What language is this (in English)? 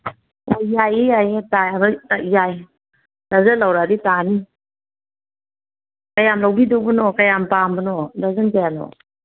Manipuri